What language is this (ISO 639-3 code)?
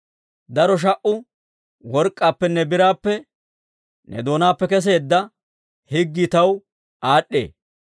dwr